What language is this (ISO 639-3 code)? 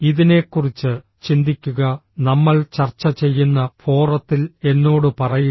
mal